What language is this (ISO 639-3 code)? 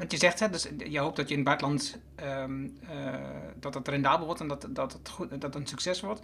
nld